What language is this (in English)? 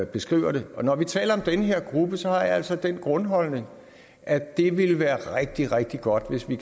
Danish